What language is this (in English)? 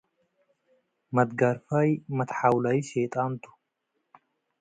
Tigre